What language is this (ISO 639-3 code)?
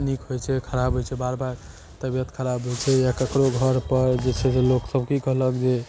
mai